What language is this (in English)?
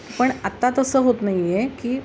Marathi